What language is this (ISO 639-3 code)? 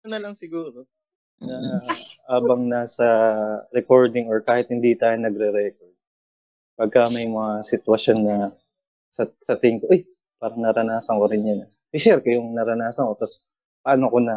fil